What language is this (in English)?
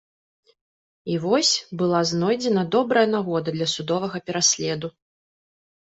Belarusian